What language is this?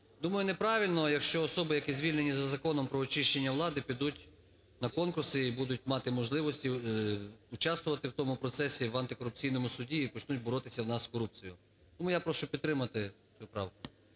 Ukrainian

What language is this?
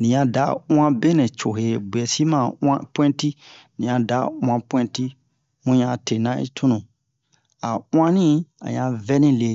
Bomu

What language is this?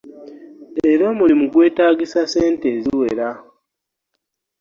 Ganda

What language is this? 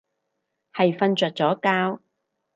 Cantonese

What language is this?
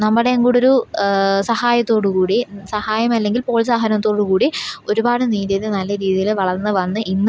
Malayalam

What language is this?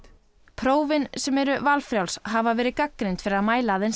Icelandic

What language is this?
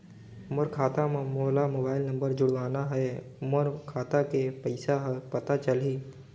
Chhattisgarhi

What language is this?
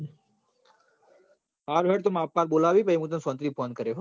Gujarati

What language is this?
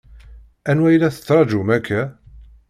Kabyle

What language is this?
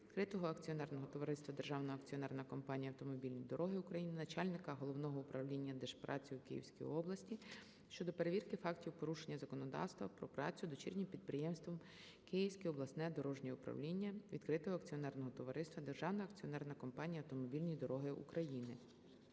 Ukrainian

